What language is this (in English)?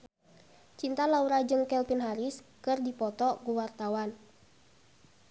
Sundanese